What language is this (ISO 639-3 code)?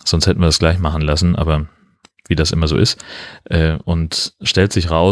deu